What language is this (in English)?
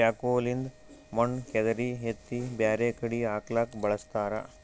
Kannada